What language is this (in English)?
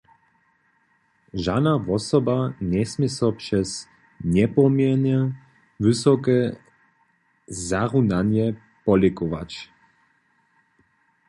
Upper Sorbian